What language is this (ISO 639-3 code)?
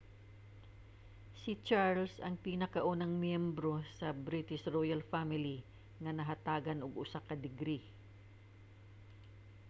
ceb